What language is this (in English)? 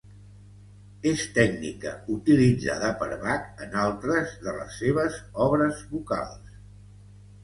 Catalan